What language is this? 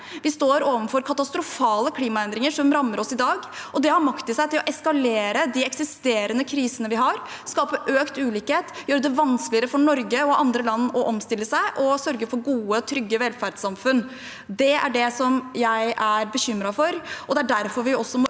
Norwegian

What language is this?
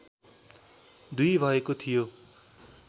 Nepali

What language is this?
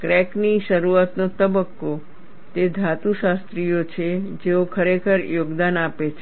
Gujarati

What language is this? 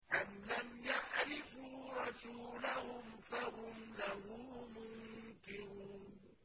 Arabic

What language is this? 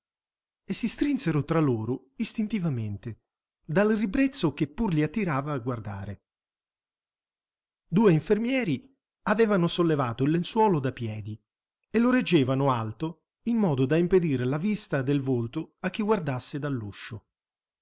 Italian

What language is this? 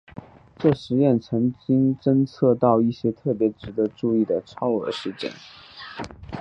Chinese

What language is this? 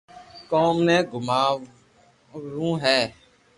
Loarki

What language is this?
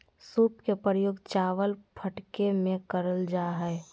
Magahi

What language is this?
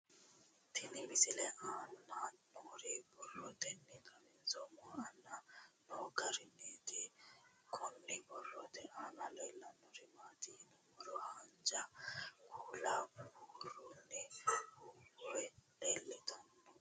Sidamo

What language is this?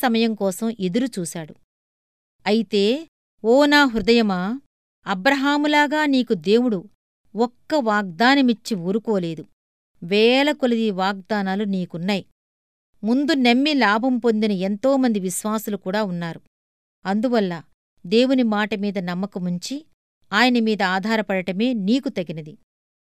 Telugu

